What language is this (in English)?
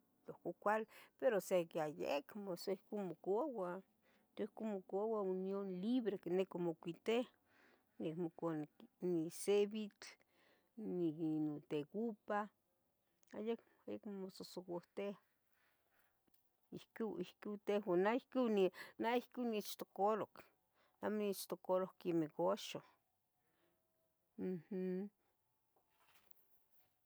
Tetelcingo Nahuatl